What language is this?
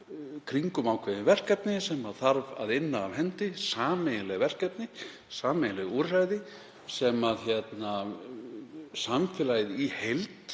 Icelandic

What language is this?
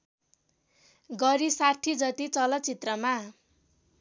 Nepali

